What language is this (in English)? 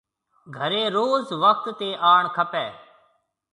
Marwari (Pakistan)